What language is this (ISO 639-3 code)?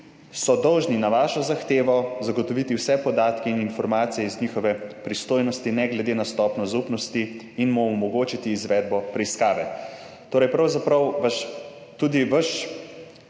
slv